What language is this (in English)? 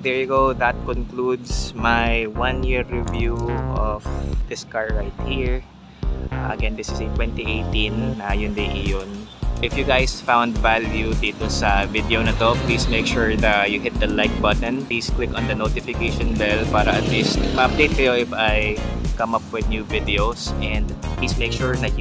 Filipino